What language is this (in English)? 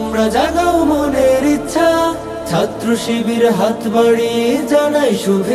Arabic